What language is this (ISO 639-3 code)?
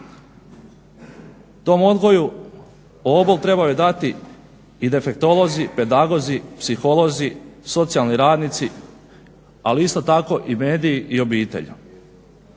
hrv